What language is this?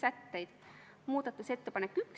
Estonian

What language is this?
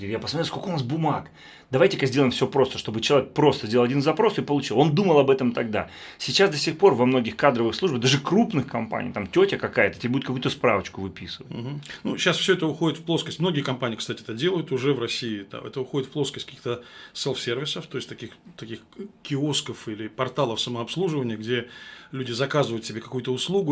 Russian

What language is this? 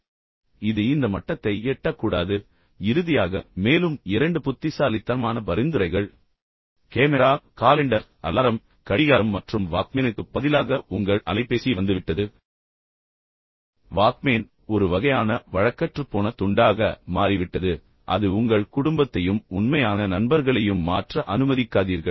Tamil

